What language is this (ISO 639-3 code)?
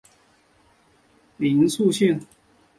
zho